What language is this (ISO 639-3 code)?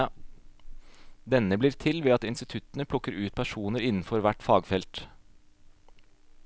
nor